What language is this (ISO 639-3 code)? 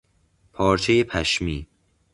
fas